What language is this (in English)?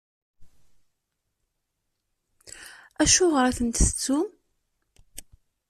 Kabyle